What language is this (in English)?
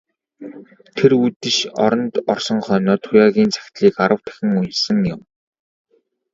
Mongolian